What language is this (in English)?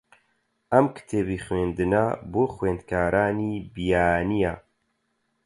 Central Kurdish